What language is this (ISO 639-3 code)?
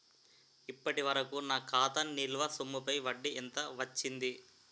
tel